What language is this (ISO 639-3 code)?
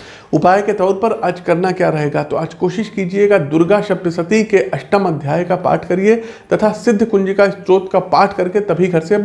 hin